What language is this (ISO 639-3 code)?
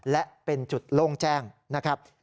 tha